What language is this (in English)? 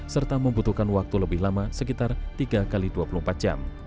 Indonesian